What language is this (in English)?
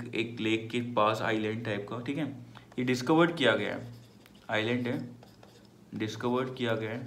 Hindi